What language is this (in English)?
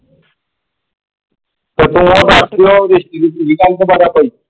Punjabi